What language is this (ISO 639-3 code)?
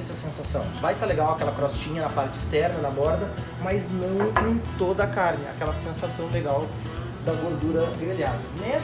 por